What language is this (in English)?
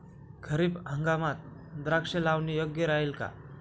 Marathi